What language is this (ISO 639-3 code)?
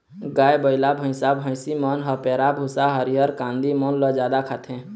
hne